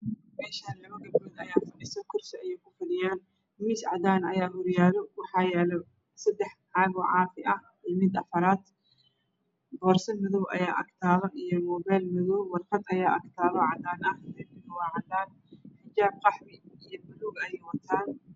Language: Somali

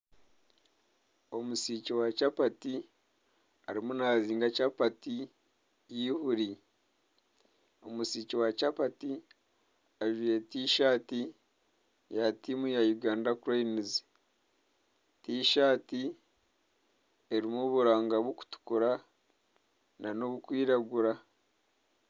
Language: Nyankole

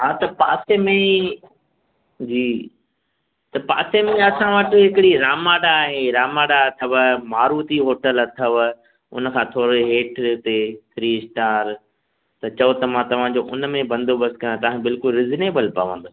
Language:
Sindhi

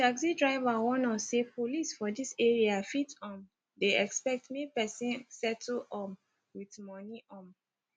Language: Nigerian Pidgin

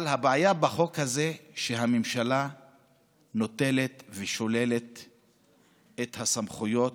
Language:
Hebrew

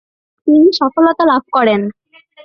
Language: Bangla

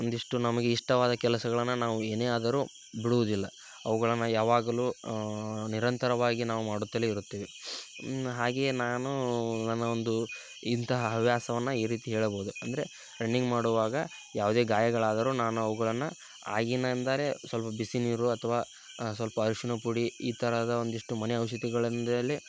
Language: Kannada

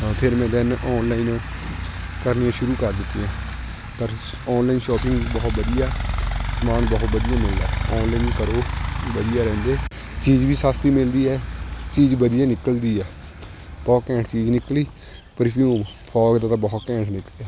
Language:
Punjabi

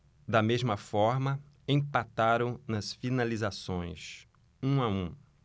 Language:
Portuguese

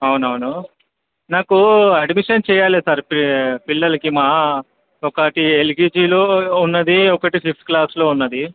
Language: Telugu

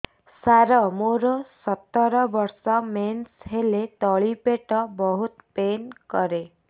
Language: Odia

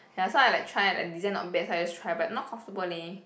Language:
English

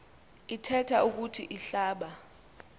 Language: Xhosa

